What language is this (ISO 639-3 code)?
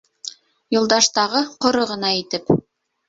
bak